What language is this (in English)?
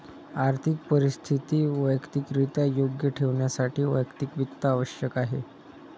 Marathi